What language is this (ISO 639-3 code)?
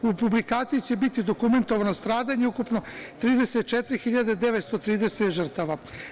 srp